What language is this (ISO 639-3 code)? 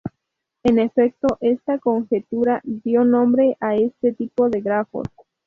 spa